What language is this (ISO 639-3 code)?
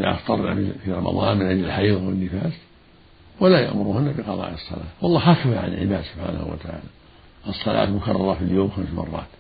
ara